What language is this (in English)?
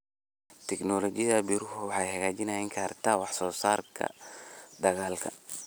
Somali